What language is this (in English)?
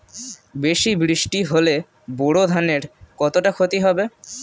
Bangla